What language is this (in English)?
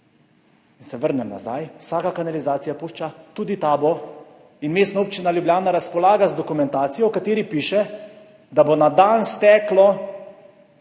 Slovenian